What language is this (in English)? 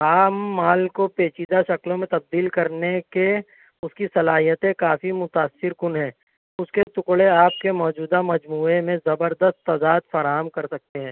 Urdu